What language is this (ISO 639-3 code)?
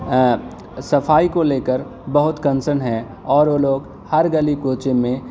urd